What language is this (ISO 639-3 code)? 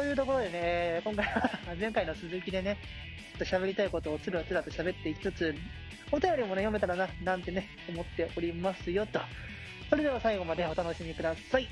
jpn